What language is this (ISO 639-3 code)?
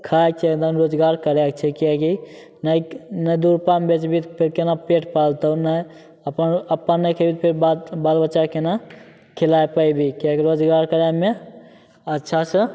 mai